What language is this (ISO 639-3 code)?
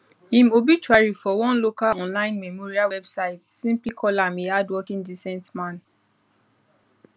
pcm